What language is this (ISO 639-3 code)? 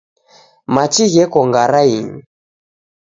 dav